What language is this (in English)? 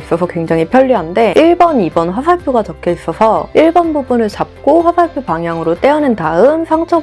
Korean